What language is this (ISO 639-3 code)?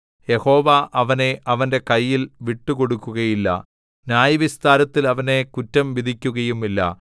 mal